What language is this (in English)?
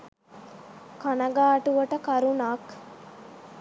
Sinhala